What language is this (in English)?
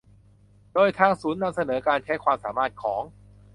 Thai